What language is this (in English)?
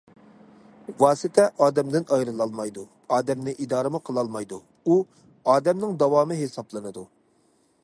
Uyghur